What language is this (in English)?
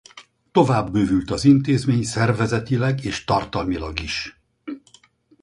Hungarian